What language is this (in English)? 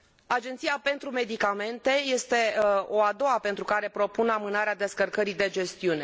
Romanian